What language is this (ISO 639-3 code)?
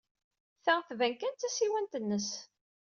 kab